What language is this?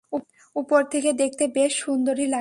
Bangla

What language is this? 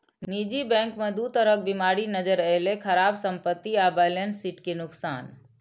Maithili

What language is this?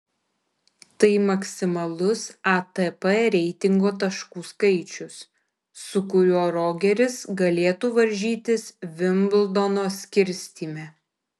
Lithuanian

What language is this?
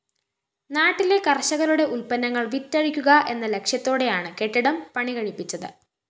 Malayalam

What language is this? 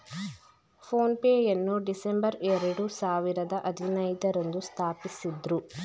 Kannada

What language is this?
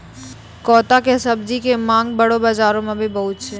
Maithili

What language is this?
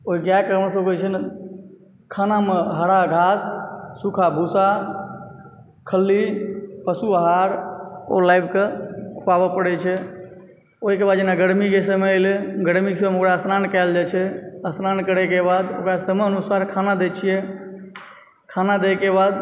Maithili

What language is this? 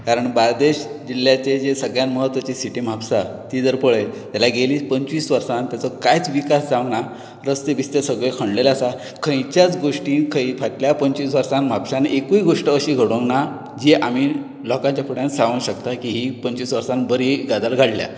Konkani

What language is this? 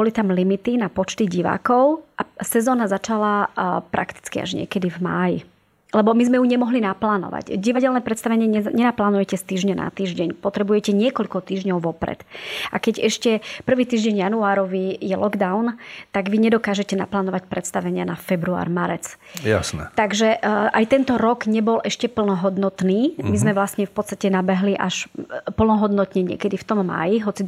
Slovak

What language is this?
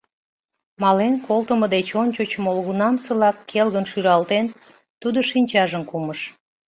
Mari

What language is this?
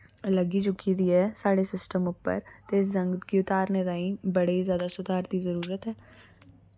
Dogri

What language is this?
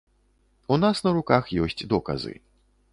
Belarusian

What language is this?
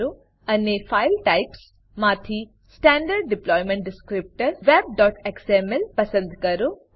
Gujarati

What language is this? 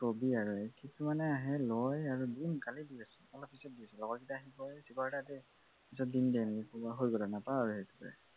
Assamese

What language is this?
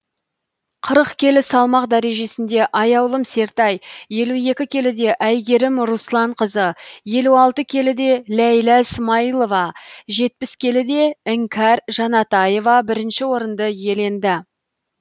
Kazakh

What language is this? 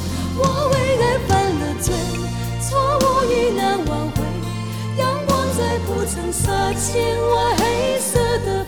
Chinese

